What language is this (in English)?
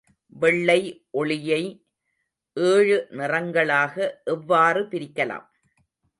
Tamil